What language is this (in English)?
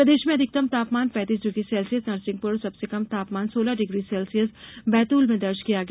Hindi